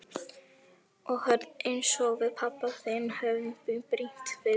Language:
Icelandic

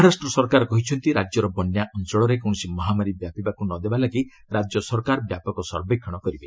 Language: Odia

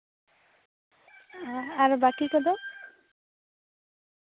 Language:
Santali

